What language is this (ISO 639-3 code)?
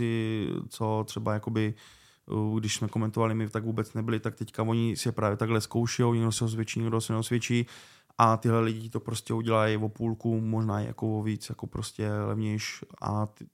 ces